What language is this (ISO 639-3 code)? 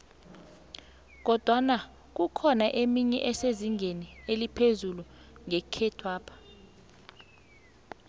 nbl